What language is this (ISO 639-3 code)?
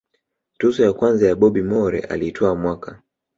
swa